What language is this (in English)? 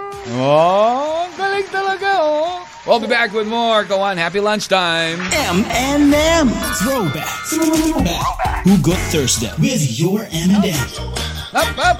Filipino